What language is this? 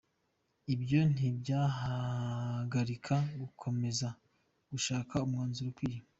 Kinyarwanda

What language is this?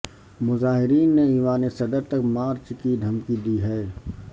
Urdu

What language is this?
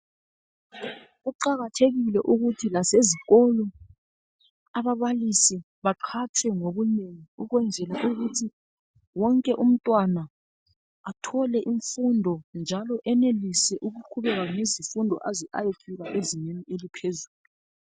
North Ndebele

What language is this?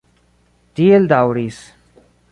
Esperanto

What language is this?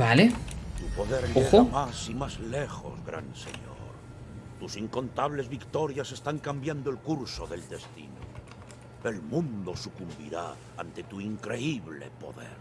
Spanish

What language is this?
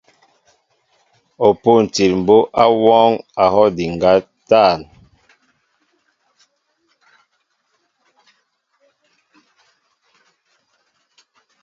Mbo (Cameroon)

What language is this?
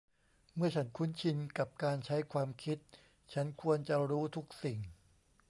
Thai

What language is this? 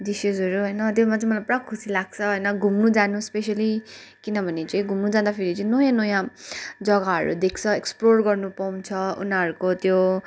Nepali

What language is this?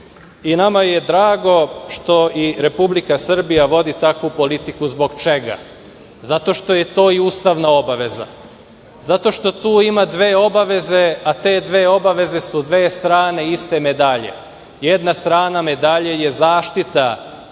Serbian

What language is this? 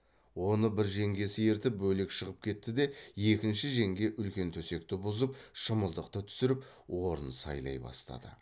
Kazakh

